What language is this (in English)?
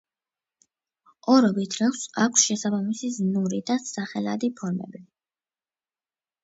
Georgian